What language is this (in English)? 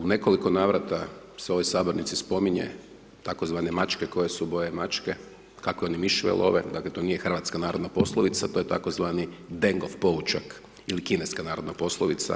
Croatian